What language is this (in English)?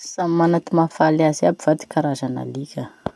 Masikoro Malagasy